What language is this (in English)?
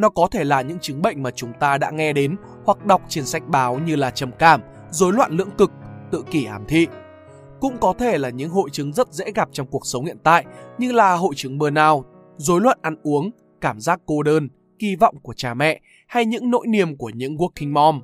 Vietnamese